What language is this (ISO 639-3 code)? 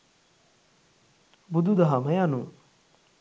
sin